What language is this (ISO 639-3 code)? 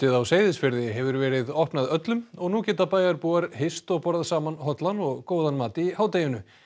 isl